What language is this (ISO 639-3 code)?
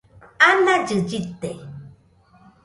hux